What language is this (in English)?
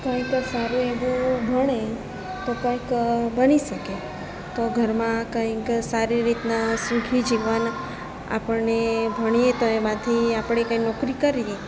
Gujarati